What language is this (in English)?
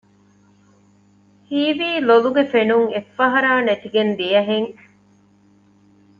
Divehi